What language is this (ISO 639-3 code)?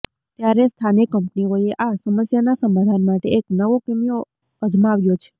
guj